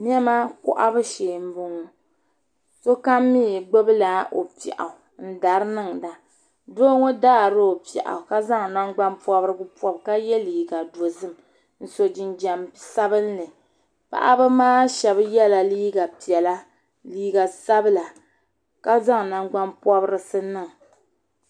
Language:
Dagbani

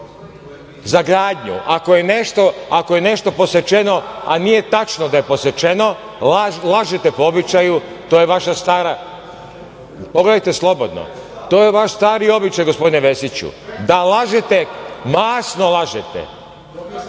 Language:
Serbian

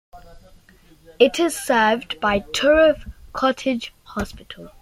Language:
English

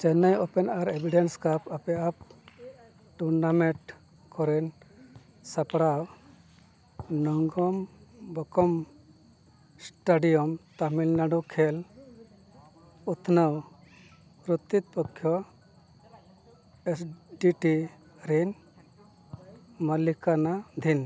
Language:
Santali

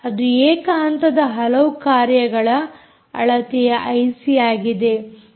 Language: Kannada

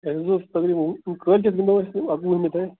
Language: Kashmiri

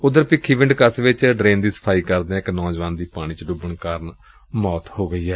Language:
Punjabi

